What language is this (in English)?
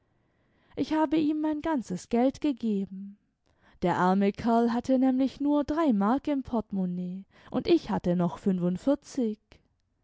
German